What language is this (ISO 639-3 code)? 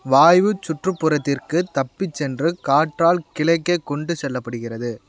tam